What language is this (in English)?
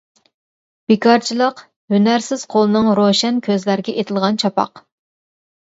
Uyghur